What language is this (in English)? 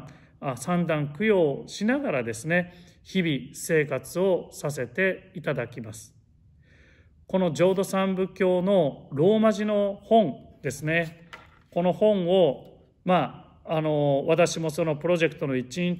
Japanese